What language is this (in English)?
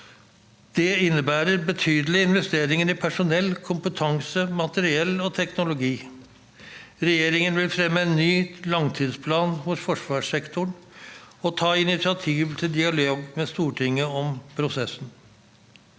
Norwegian